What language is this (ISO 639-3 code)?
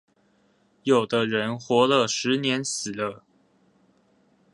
zho